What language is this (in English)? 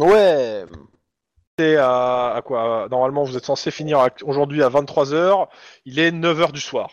French